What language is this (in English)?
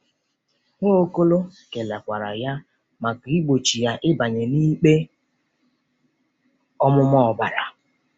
Igbo